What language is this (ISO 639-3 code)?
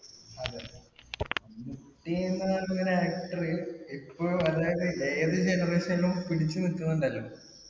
mal